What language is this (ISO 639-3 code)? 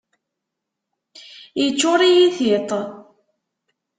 kab